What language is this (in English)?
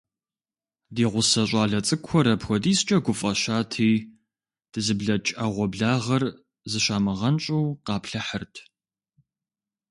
Kabardian